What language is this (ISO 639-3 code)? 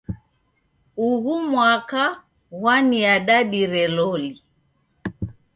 dav